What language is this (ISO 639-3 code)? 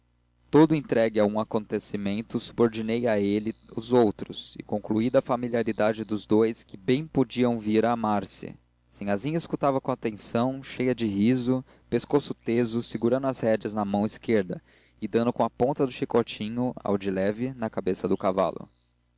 por